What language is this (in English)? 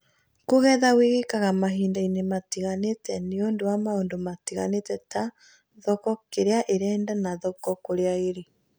Kikuyu